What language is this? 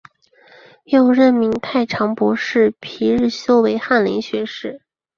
Chinese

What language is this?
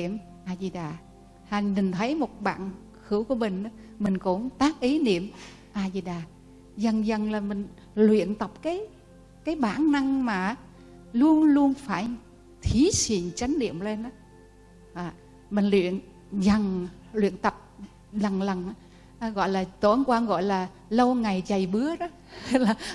Vietnamese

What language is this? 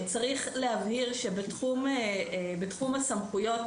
Hebrew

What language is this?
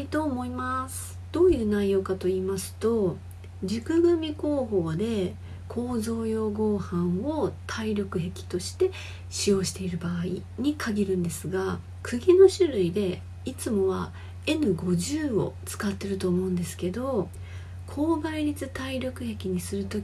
Japanese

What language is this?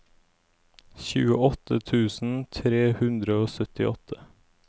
Norwegian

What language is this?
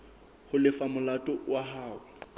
Southern Sotho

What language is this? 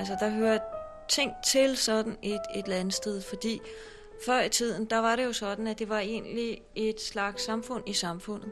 Danish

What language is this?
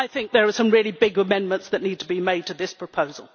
English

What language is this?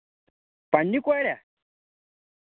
Kashmiri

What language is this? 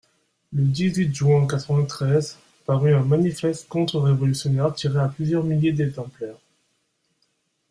French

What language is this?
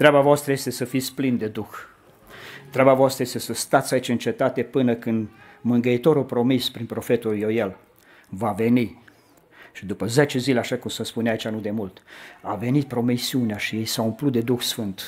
Romanian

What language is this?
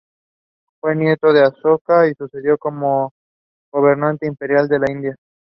English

